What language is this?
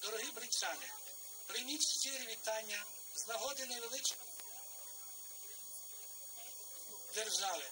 Ukrainian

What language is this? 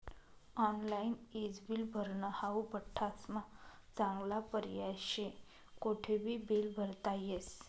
Marathi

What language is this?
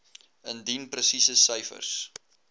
Afrikaans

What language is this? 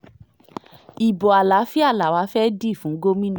Yoruba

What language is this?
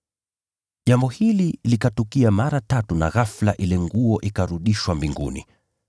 Swahili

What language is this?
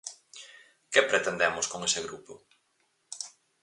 Galician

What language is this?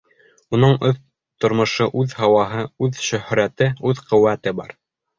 Bashkir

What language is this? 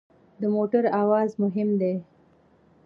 Pashto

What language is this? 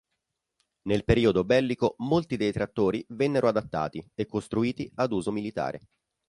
Italian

